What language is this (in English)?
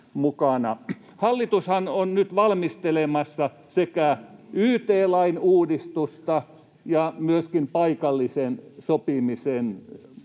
Finnish